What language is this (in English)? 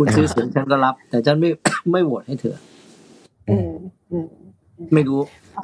Thai